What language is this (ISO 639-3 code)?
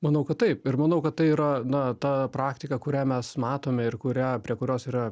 lit